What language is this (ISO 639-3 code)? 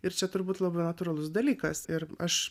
lit